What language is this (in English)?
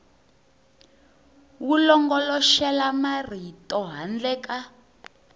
Tsonga